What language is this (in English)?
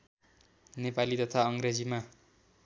Nepali